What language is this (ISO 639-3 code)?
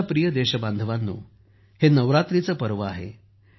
mar